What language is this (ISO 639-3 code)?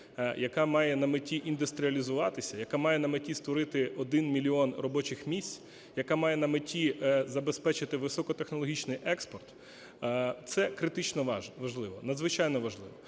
ukr